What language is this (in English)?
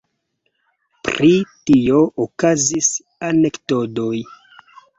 Esperanto